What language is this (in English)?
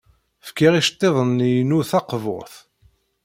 Kabyle